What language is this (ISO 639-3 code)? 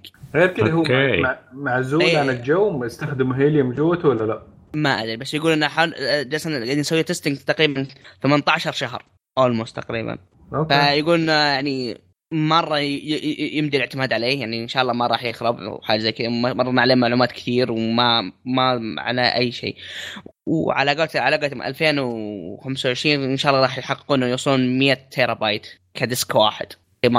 ara